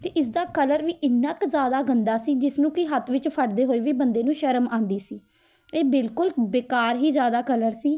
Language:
Punjabi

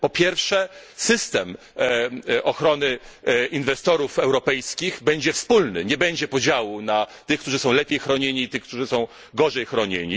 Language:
Polish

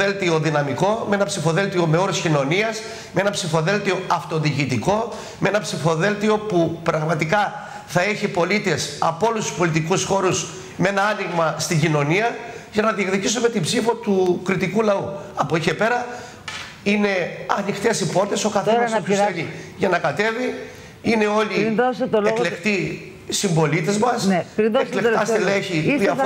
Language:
Greek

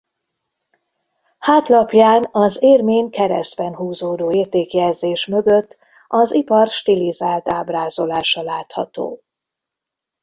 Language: Hungarian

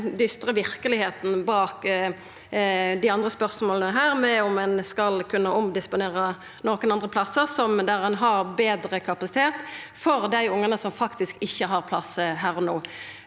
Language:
Norwegian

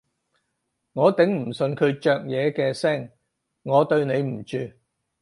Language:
Cantonese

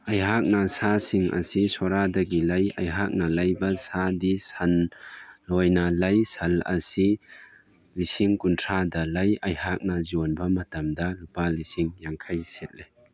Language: Manipuri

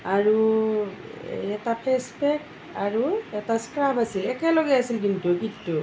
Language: Assamese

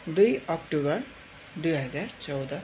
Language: Nepali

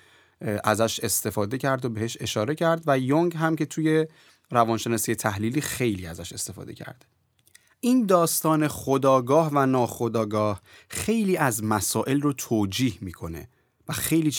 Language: Persian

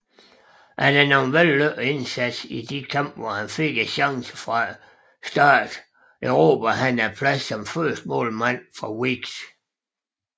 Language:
Danish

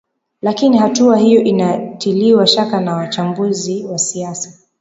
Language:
Swahili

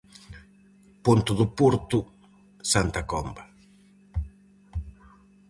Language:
Galician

